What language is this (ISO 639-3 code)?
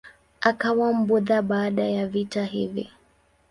swa